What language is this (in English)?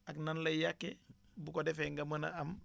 Wolof